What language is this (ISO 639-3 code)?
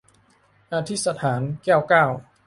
tha